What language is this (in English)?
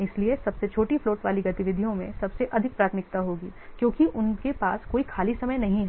Hindi